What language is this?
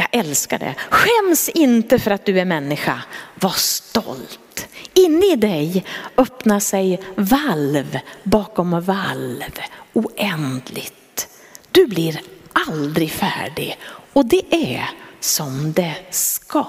Swedish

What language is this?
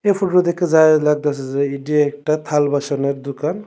Bangla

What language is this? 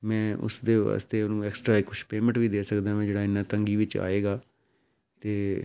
Punjabi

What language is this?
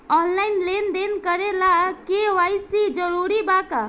Bhojpuri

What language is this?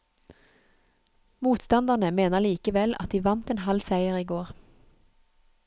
Norwegian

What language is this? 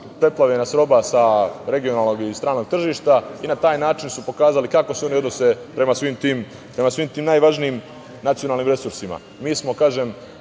Serbian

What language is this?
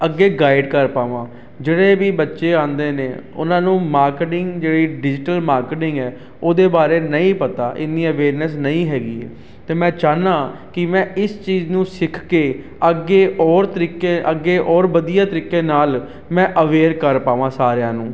Punjabi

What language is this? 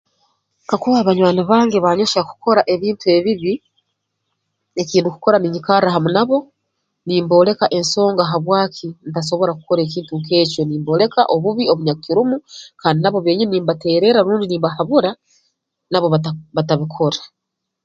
Tooro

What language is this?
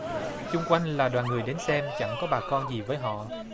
Vietnamese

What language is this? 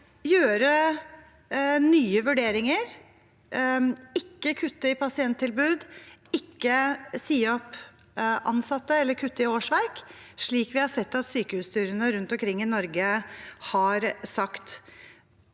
Norwegian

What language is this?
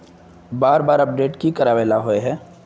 Magahi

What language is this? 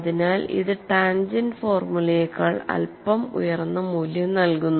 Malayalam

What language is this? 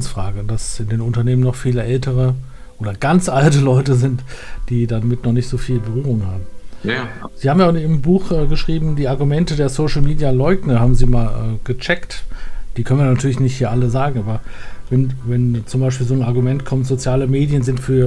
German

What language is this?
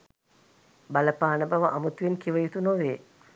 Sinhala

